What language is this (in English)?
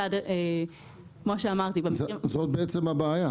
Hebrew